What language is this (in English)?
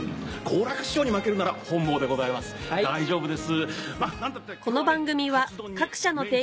Japanese